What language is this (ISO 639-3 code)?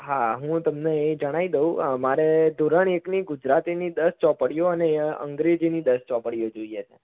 guj